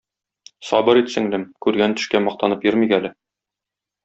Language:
Tatar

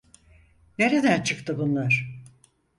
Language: Turkish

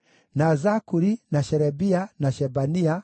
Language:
Kikuyu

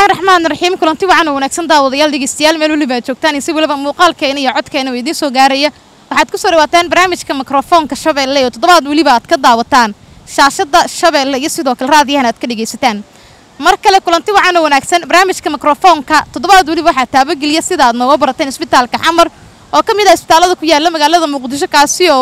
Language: Arabic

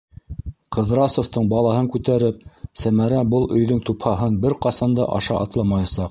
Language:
Bashkir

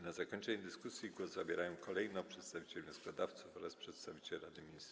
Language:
Polish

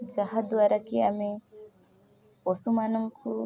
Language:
Odia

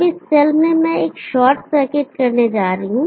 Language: Hindi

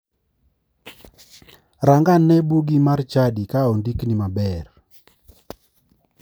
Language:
Luo (Kenya and Tanzania)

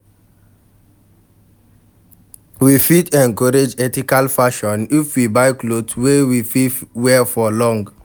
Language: Nigerian Pidgin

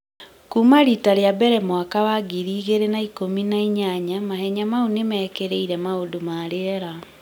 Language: Kikuyu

